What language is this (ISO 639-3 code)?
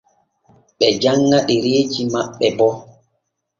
fue